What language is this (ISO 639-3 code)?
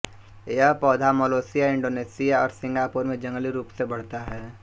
hin